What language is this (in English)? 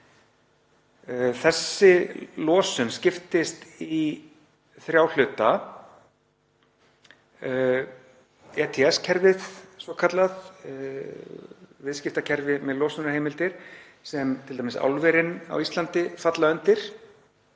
Icelandic